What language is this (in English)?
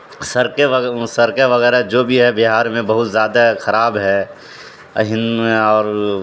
Urdu